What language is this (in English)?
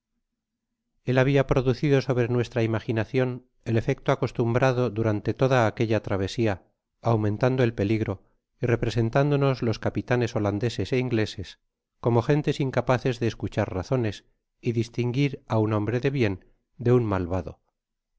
Spanish